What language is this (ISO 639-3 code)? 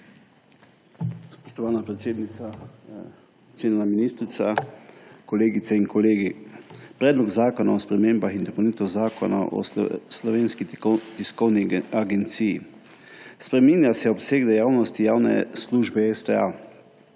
slv